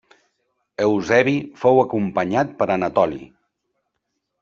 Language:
Catalan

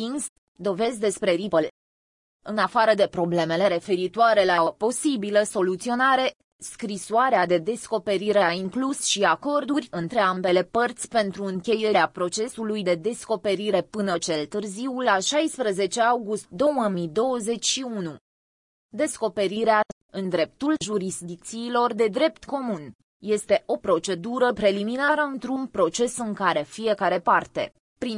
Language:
Romanian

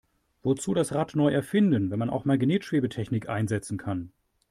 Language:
German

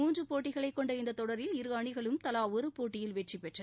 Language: Tamil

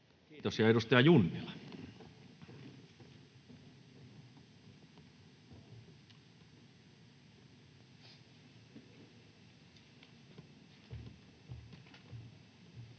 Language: Finnish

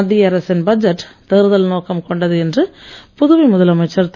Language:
Tamil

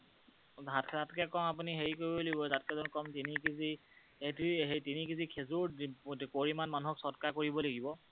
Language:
Assamese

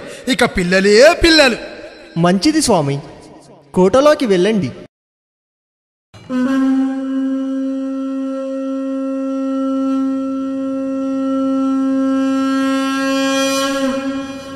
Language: Arabic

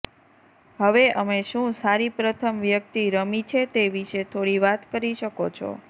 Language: Gujarati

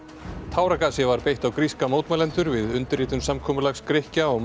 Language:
Icelandic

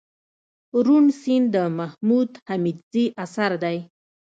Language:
Pashto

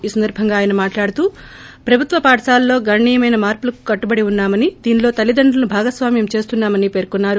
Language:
Telugu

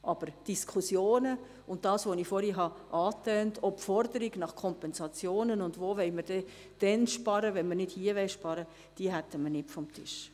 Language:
Swiss German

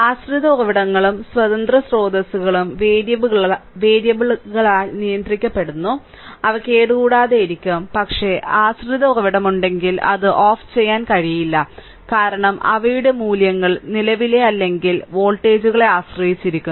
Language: Malayalam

